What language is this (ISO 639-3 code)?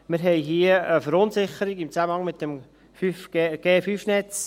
gsw